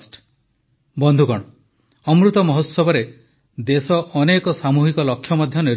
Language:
Odia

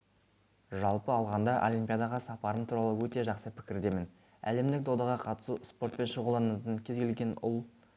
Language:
Kazakh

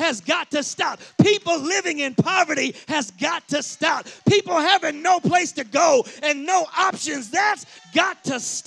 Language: English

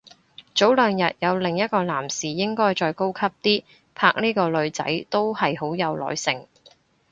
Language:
Cantonese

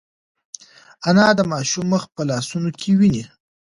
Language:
Pashto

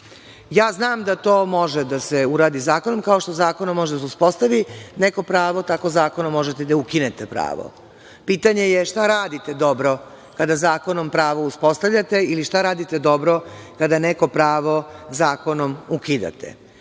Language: Serbian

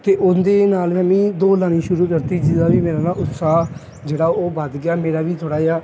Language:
Punjabi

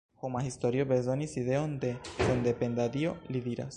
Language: Esperanto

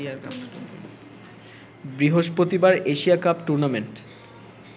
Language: Bangla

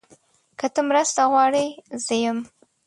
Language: Pashto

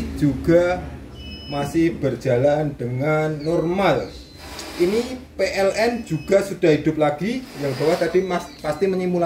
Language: Indonesian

